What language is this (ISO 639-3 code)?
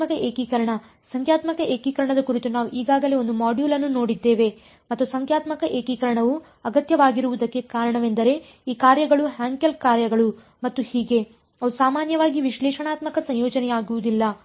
kan